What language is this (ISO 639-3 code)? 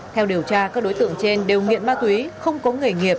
vie